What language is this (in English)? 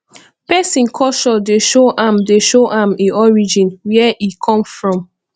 Nigerian Pidgin